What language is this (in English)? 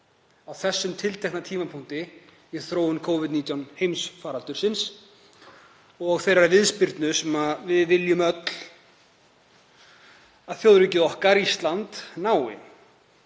Icelandic